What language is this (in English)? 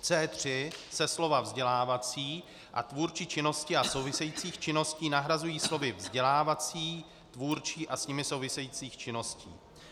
Czech